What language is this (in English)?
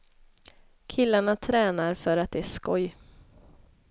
Swedish